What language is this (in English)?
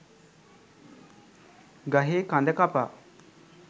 Sinhala